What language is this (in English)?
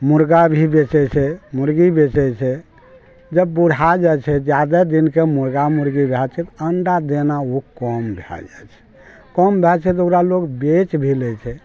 Maithili